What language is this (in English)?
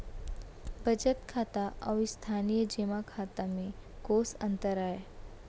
Chhattisgarhi